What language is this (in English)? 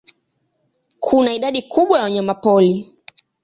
Swahili